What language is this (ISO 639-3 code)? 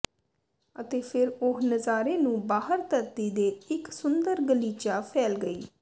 pan